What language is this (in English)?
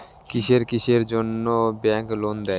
Bangla